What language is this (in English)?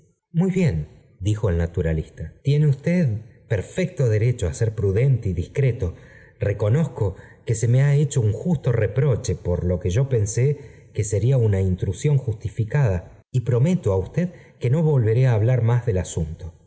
Spanish